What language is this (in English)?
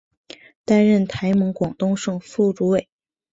Chinese